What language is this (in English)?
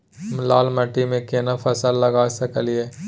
Maithili